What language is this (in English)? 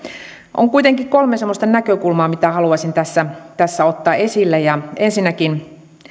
Finnish